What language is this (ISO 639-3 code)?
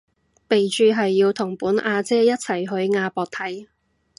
yue